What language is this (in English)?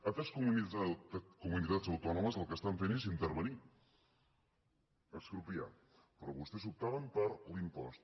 Catalan